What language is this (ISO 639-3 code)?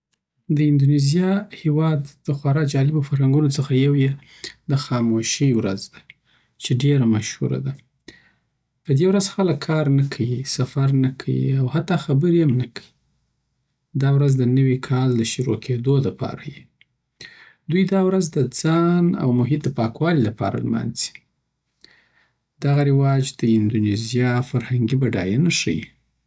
pbt